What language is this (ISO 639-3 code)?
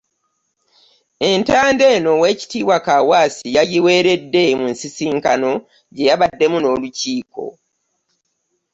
lug